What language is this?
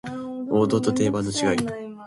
Japanese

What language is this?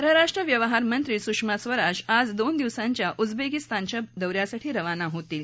Marathi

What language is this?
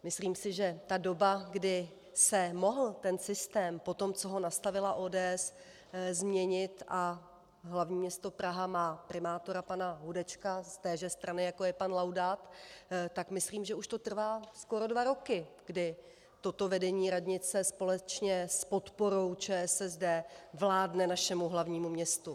Czech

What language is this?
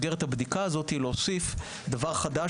Hebrew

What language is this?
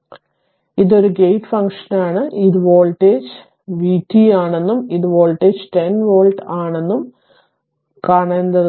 Malayalam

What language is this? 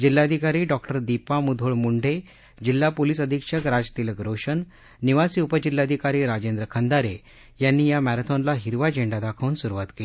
Marathi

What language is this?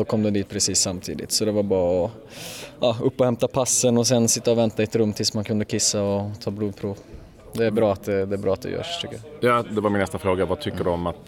Swedish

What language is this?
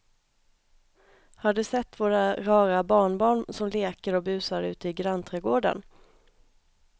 Swedish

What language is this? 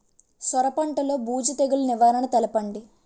Telugu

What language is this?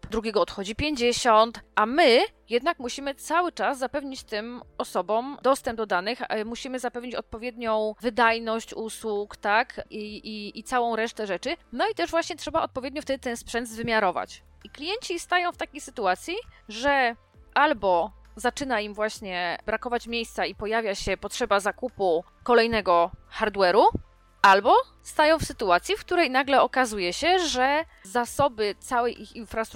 Polish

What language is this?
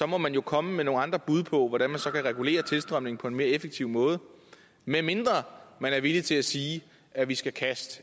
Danish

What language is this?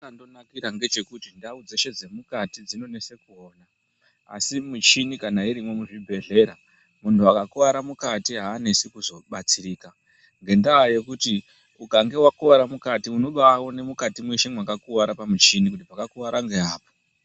Ndau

